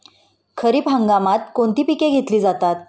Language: Marathi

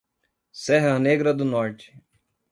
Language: Portuguese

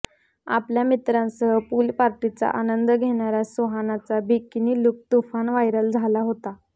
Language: Marathi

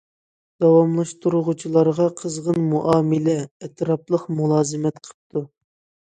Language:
Uyghur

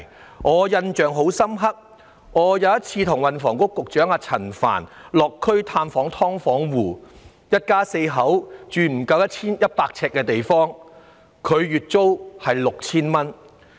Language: Cantonese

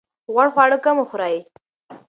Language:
Pashto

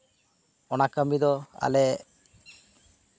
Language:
Santali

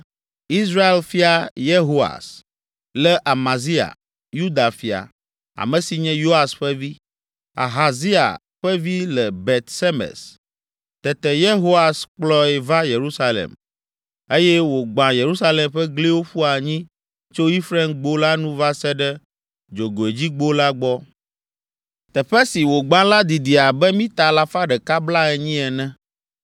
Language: Ewe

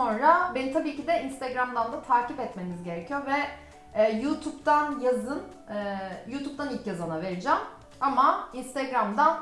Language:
Turkish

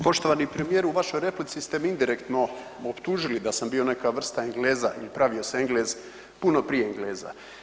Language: Croatian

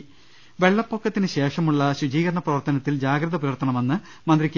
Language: Malayalam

